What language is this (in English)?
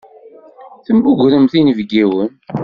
Kabyle